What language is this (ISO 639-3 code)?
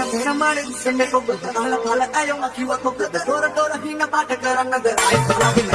sin